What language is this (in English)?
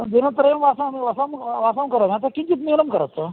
Sanskrit